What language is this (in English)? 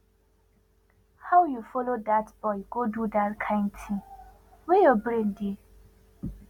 Nigerian Pidgin